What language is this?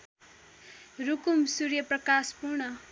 Nepali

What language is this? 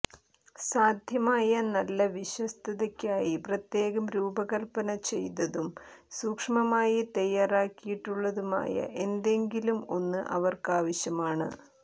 Malayalam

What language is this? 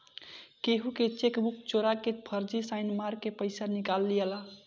Bhojpuri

